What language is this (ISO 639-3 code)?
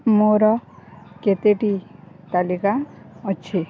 ori